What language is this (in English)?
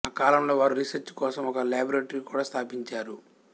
Telugu